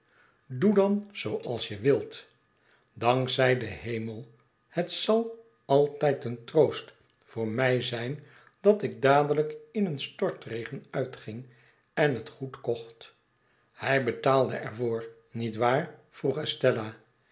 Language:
Dutch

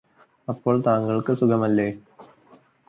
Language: Malayalam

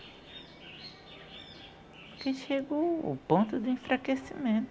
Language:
Portuguese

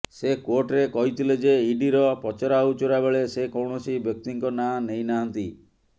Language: Odia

